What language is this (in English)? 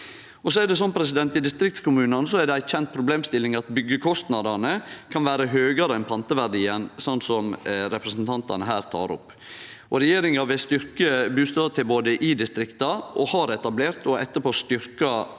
Norwegian